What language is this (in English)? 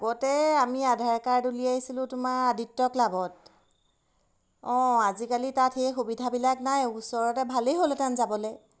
Assamese